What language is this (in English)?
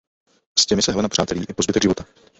Czech